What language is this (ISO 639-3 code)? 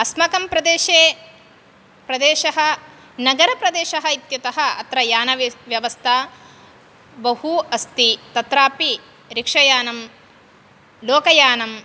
san